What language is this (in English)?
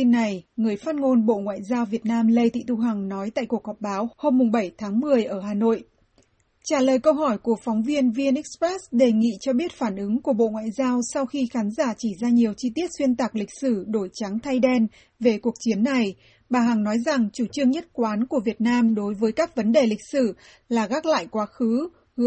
Vietnamese